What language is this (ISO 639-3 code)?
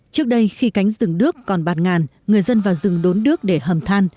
vie